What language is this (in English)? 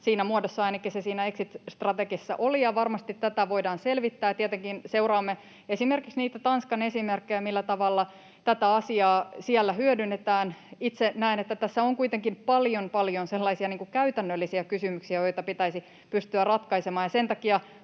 Finnish